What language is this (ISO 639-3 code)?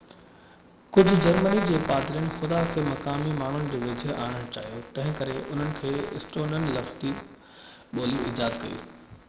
snd